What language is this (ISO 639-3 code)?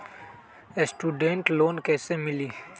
mag